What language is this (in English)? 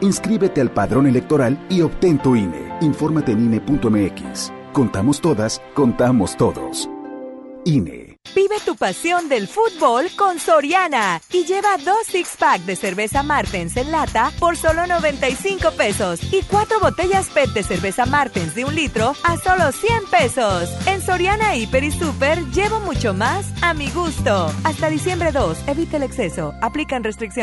Spanish